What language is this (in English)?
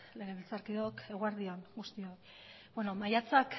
Basque